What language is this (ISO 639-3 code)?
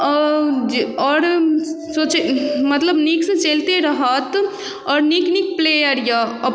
mai